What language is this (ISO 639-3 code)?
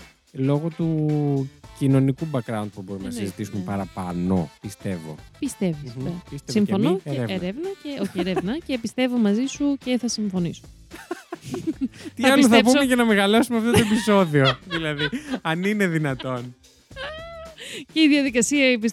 ell